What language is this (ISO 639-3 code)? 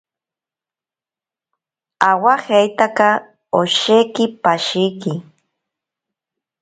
prq